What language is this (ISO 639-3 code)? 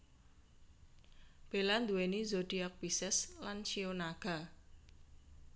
jav